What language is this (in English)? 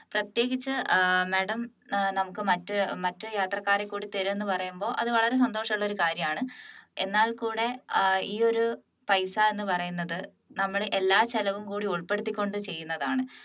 Malayalam